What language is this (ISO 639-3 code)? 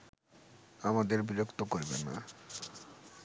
ben